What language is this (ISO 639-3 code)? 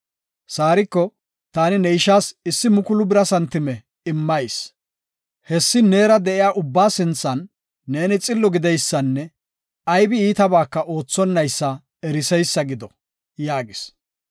gof